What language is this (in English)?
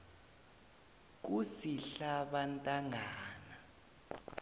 South Ndebele